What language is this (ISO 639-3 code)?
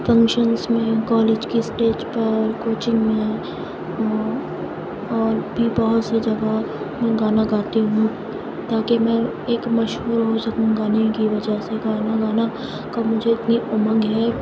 urd